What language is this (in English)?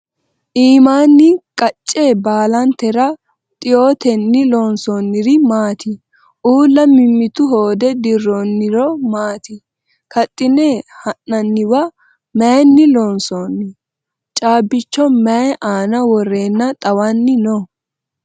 Sidamo